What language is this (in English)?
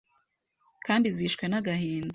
Kinyarwanda